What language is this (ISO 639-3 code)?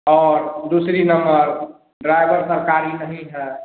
hin